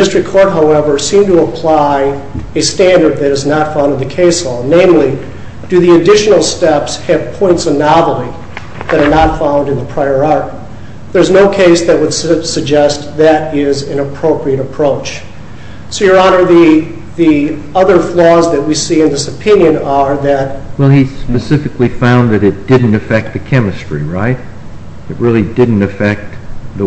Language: English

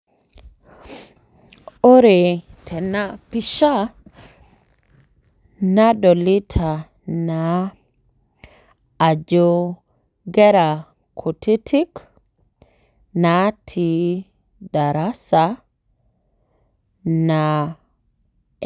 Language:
Masai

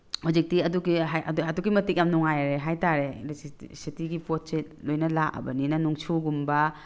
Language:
Manipuri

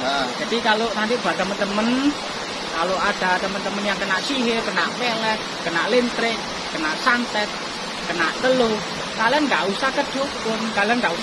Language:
Indonesian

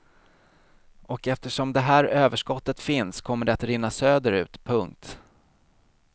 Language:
Swedish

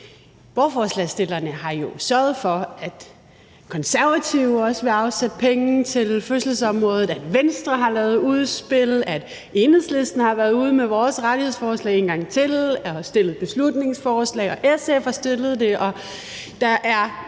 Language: Danish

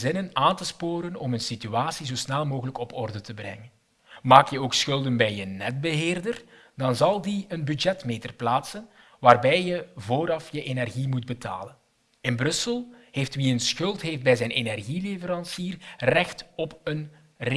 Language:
Dutch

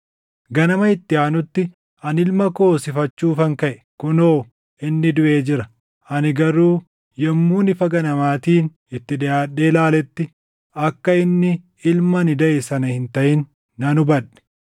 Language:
Oromo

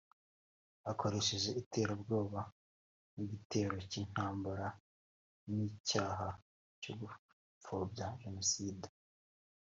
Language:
Kinyarwanda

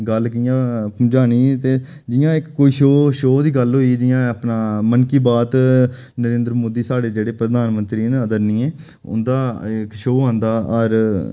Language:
Dogri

